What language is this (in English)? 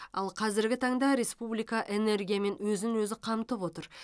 Kazakh